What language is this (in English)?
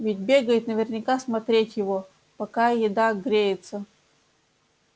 Russian